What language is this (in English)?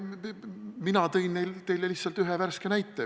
Estonian